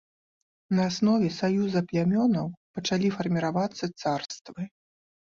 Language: Belarusian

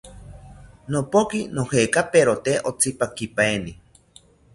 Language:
South Ucayali Ashéninka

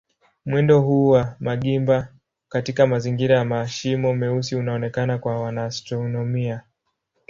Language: Swahili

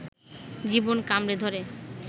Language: Bangla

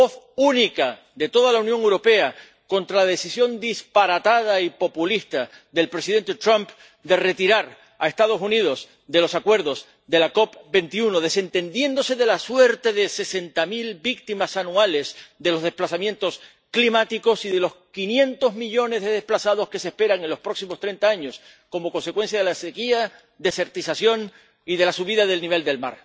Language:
Spanish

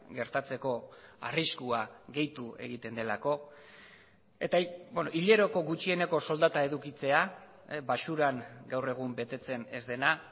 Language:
Basque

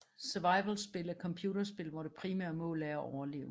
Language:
Danish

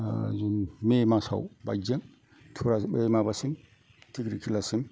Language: Bodo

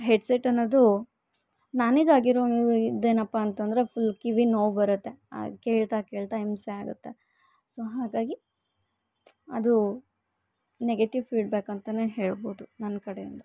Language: Kannada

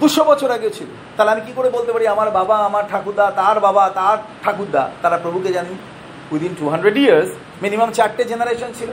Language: Bangla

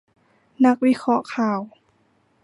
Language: Thai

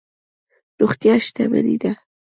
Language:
Pashto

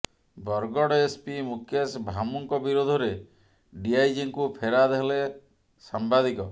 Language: Odia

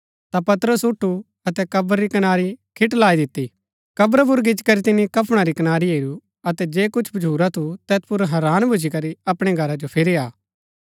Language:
Gaddi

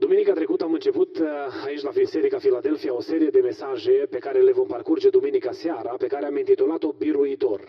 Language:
Romanian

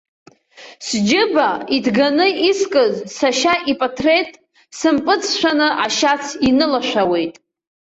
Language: Abkhazian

